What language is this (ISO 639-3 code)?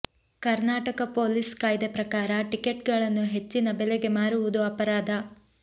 kan